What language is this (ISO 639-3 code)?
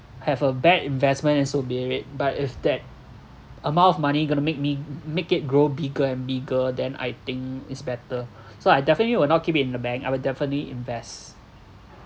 eng